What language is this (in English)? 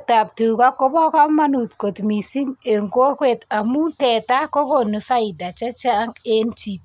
Kalenjin